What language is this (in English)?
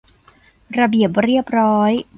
Thai